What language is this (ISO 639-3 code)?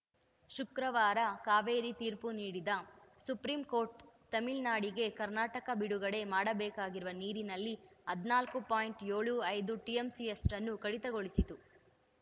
kan